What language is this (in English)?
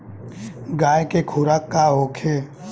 Bhojpuri